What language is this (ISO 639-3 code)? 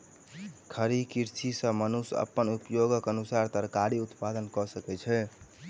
mai